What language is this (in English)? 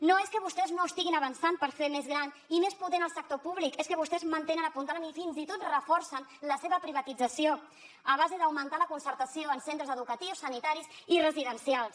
Catalan